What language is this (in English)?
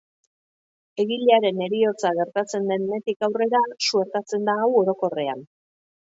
Basque